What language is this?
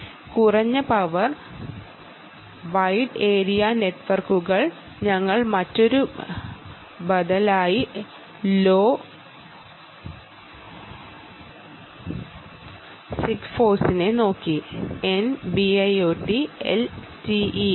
Malayalam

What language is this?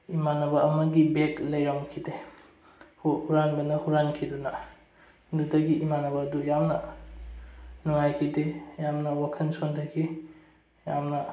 Manipuri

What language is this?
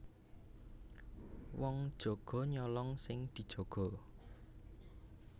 Javanese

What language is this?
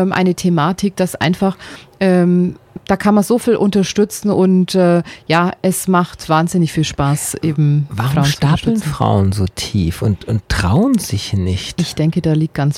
German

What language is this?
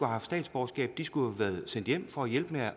Danish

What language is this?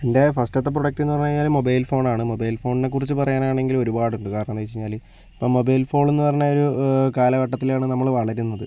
Malayalam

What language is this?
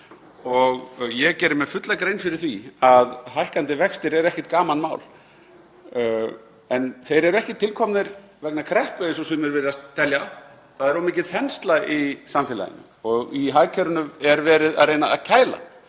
Icelandic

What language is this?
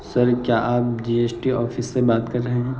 Urdu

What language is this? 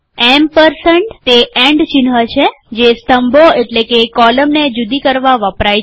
Gujarati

